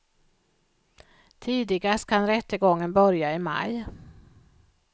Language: Swedish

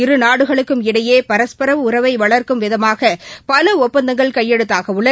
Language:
Tamil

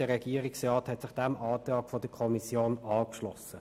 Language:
Swiss German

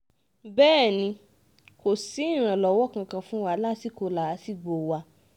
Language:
Yoruba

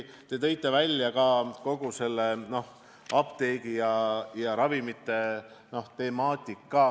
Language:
Estonian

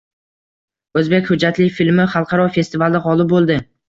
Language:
Uzbek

